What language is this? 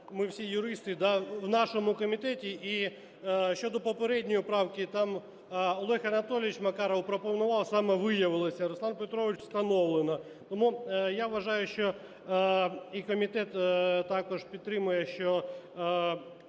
Ukrainian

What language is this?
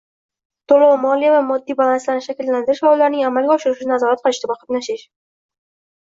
Uzbek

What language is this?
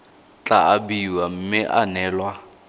Tswana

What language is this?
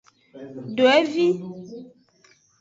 Aja (Benin)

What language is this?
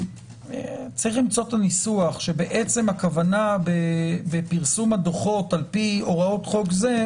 Hebrew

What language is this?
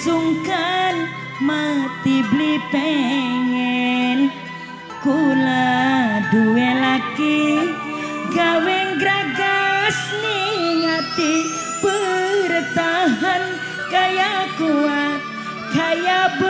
Indonesian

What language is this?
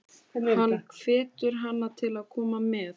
Icelandic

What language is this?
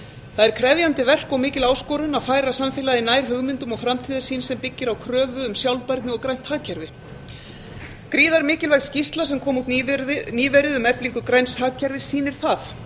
Icelandic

